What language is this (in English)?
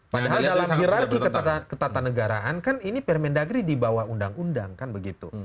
Indonesian